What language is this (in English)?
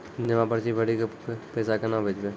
Maithili